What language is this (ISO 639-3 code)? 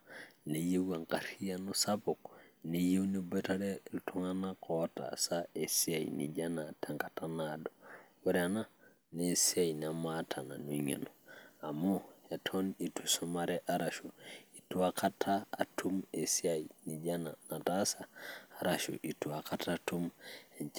mas